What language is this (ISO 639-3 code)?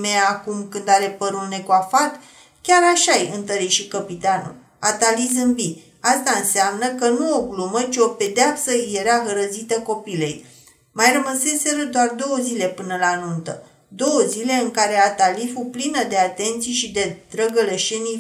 ron